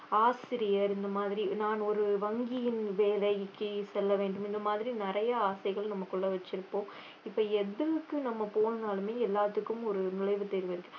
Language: Tamil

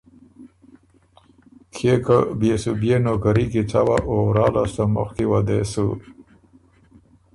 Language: Ormuri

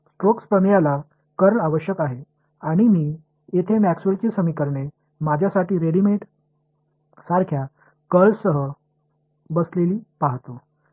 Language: Marathi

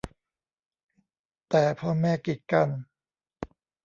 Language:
Thai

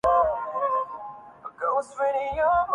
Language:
Urdu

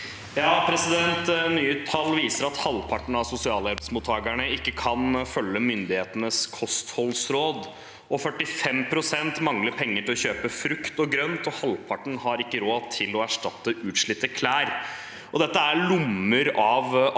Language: Norwegian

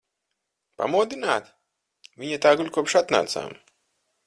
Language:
Latvian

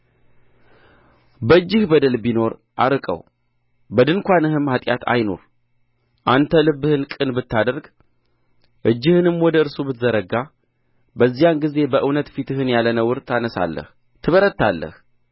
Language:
Amharic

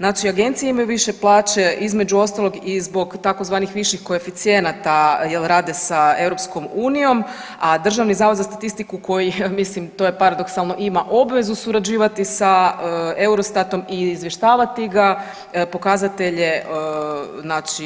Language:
Croatian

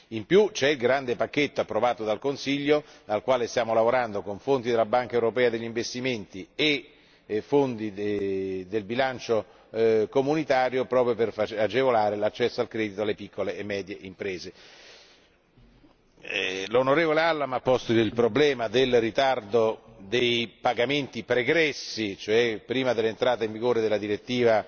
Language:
Italian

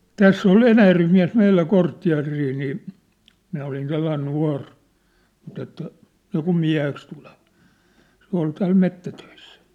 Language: Finnish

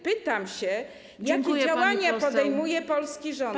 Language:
Polish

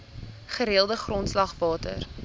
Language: Afrikaans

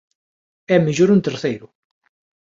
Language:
Galician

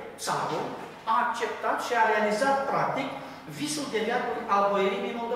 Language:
Romanian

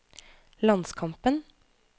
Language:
Norwegian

